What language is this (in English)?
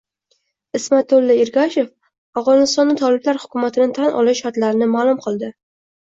Uzbek